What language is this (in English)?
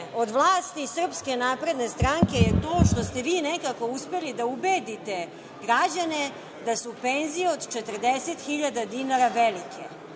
Serbian